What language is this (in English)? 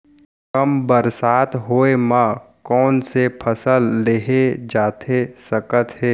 Chhattisgarhi